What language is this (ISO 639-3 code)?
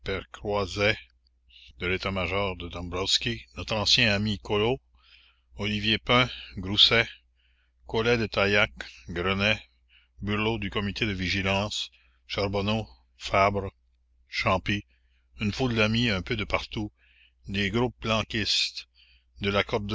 fra